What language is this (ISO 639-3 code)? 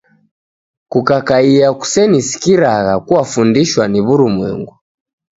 dav